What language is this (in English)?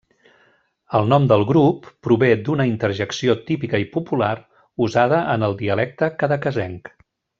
Catalan